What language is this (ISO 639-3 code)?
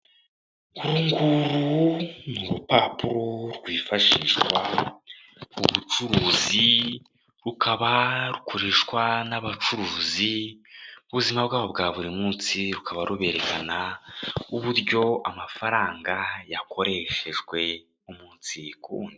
kin